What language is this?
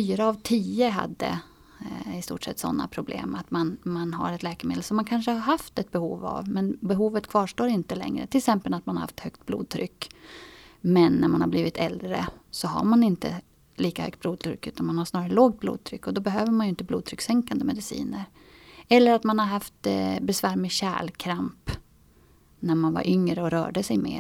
Swedish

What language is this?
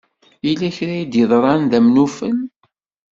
Kabyle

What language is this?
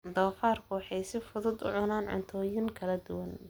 Somali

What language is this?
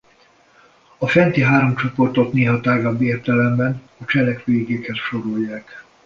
Hungarian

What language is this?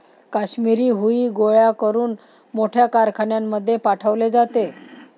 Marathi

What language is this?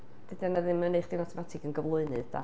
Welsh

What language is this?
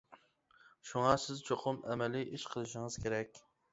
Uyghur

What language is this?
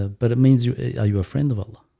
English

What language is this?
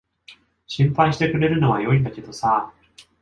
Japanese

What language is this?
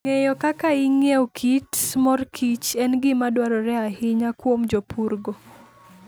Luo (Kenya and Tanzania)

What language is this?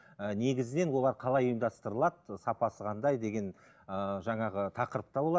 Kazakh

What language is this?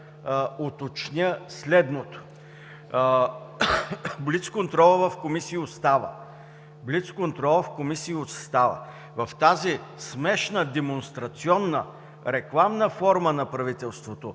Bulgarian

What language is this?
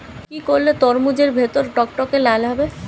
Bangla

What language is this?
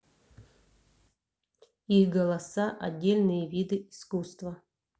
Russian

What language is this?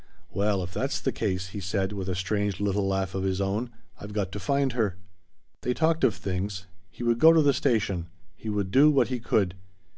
English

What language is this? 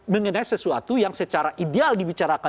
Indonesian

